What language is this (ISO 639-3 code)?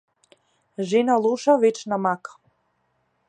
mkd